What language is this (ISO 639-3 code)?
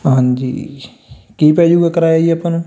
pan